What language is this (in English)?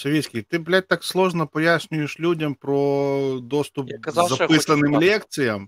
Ukrainian